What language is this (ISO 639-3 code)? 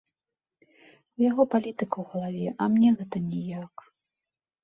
bel